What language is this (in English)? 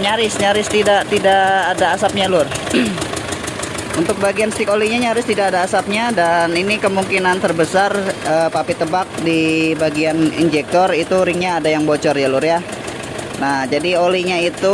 Indonesian